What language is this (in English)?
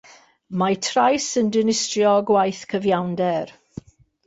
Welsh